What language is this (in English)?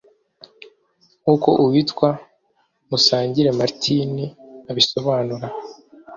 Kinyarwanda